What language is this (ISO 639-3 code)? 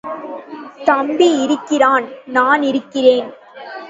tam